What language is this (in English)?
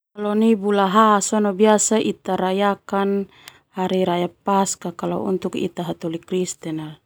Termanu